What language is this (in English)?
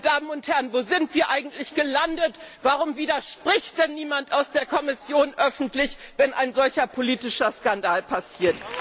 German